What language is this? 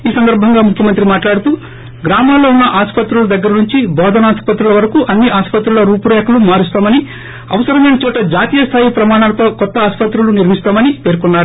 Telugu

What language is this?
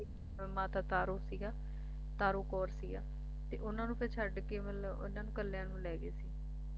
Punjabi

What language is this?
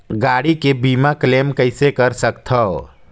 Chhattisgarhi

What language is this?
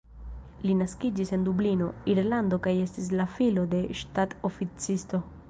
Esperanto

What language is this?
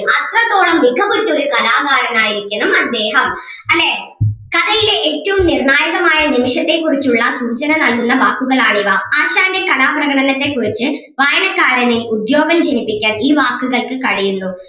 Malayalam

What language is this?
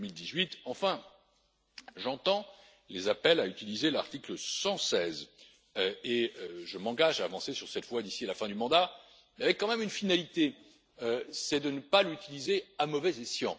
French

